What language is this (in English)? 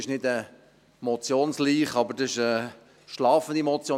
Swiss German